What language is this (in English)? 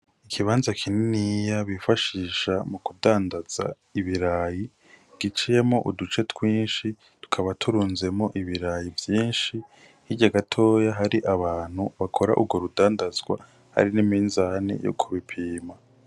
Rundi